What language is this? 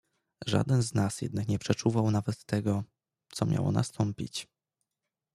Polish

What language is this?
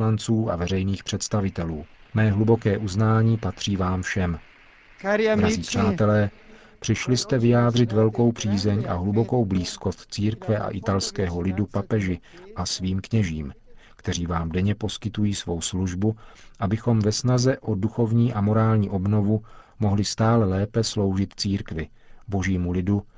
Czech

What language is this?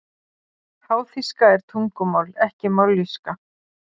Icelandic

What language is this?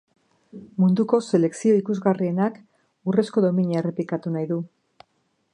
Basque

